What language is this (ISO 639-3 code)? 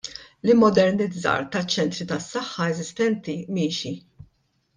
mlt